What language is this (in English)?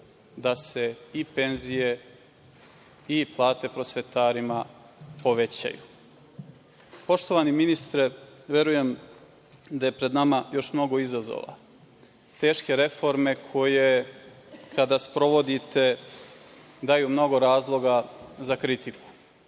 Serbian